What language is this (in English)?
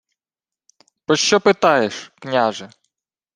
Ukrainian